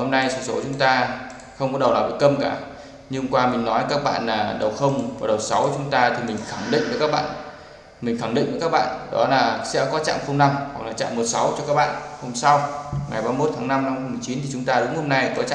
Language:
Vietnamese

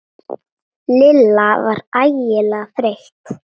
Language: Icelandic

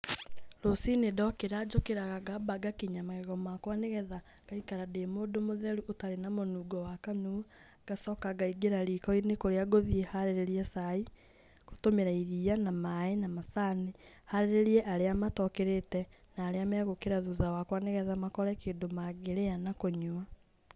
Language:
Kikuyu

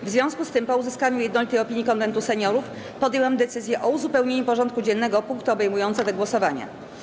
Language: Polish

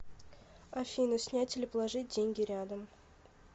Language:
Russian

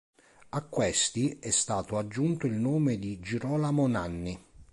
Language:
Italian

